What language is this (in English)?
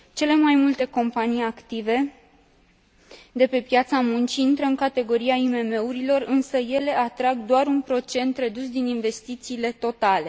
Romanian